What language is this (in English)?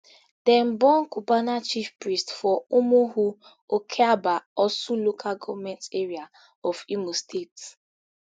Nigerian Pidgin